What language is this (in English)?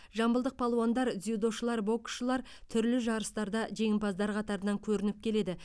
Kazakh